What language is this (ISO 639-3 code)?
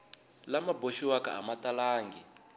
tso